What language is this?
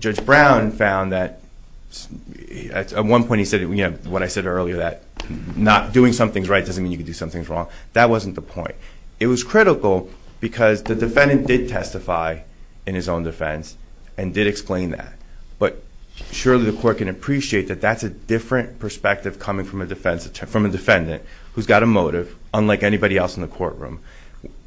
English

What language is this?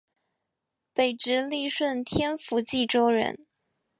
Chinese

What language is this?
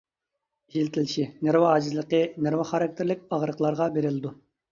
Uyghur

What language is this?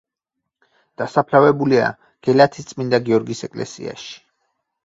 Georgian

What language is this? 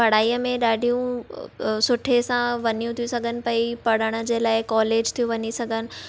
Sindhi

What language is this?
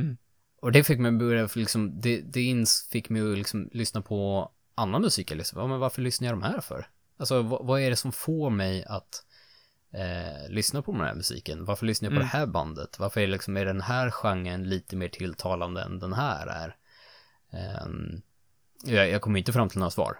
Swedish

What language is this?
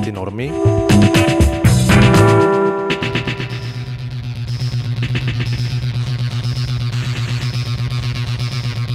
Greek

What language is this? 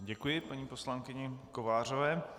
Czech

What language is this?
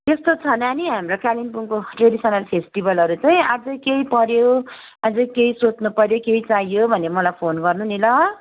Nepali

